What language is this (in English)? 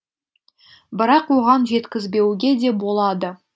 Kazakh